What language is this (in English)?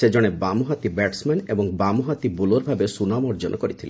Odia